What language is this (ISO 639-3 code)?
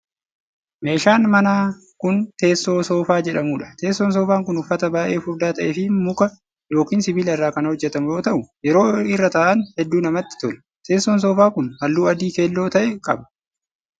orm